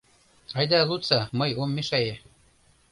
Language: Mari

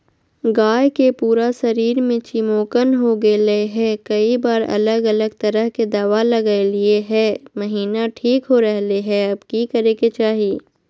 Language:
Magahi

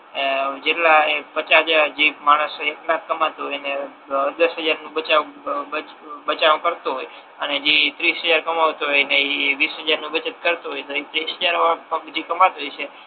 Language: Gujarati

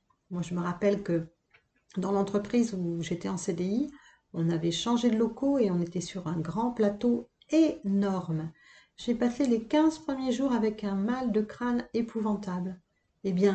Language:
French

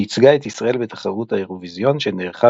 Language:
Hebrew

